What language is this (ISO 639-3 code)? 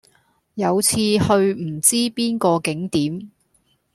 yue